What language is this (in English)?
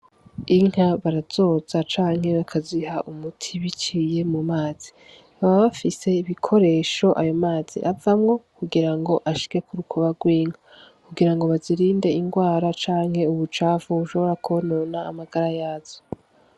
Rundi